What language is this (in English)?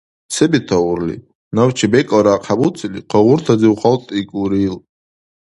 Dargwa